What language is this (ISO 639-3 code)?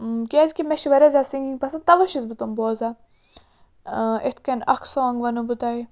kas